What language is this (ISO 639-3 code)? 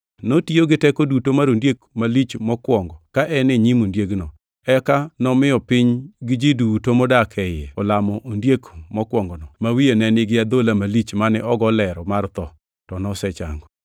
luo